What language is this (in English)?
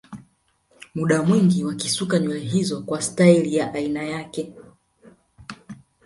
Swahili